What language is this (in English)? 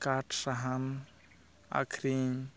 Santali